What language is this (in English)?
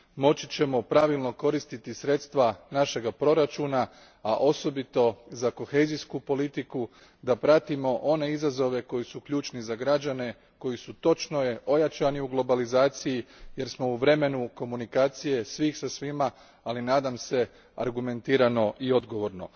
Croatian